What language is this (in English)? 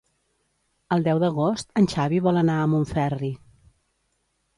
Catalan